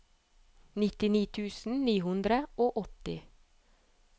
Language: Norwegian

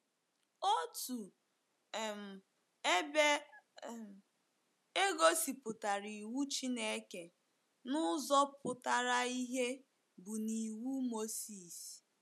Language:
Igbo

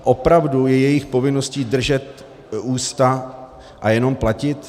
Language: Czech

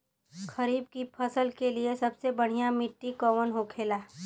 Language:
Bhojpuri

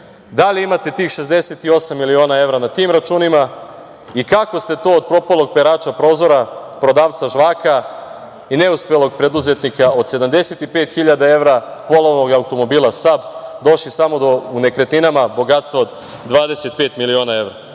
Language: Serbian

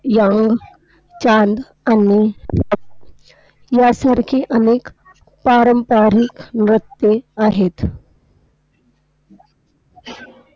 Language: Marathi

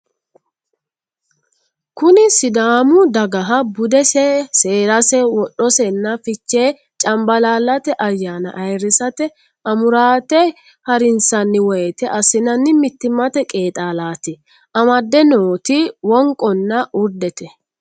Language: Sidamo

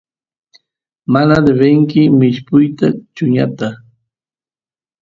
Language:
Santiago del Estero Quichua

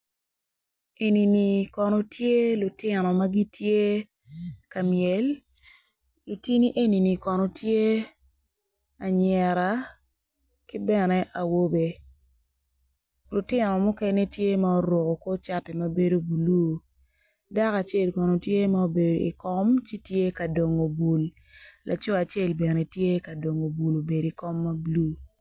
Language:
Acoli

